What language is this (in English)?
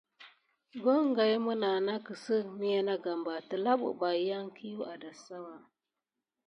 Gidar